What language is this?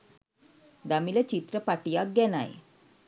Sinhala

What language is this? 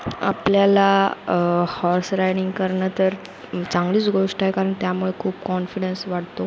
Marathi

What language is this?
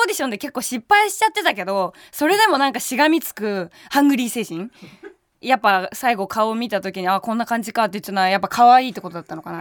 Japanese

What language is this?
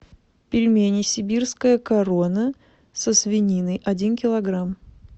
Russian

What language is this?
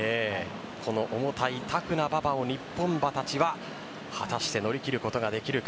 Japanese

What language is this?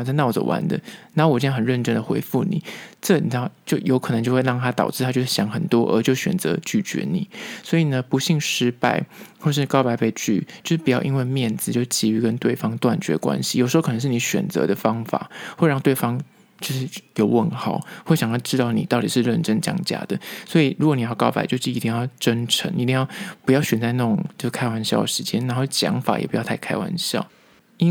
Chinese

